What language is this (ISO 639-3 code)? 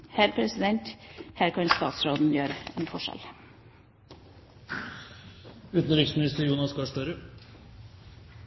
nob